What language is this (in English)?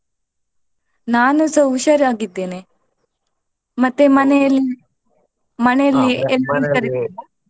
Kannada